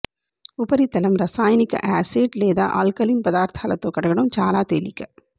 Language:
Telugu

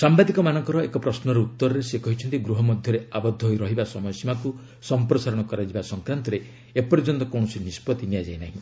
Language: Odia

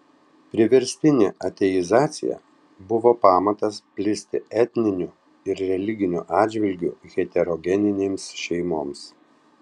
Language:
Lithuanian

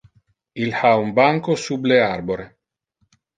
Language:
Interlingua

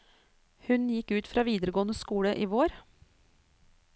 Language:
Norwegian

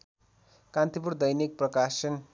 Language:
Nepali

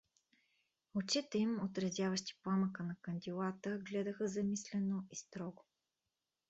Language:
Bulgarian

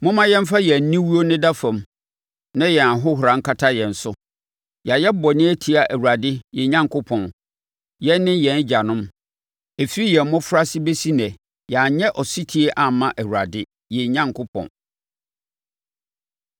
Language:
Akan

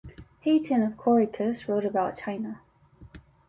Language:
English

